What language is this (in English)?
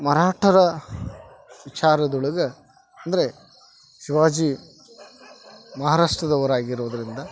Kannada